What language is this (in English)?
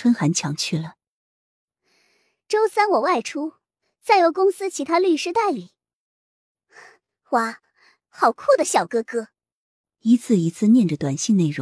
Chinese